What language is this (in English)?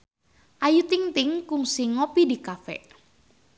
Sundanese